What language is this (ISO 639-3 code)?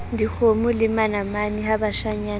sot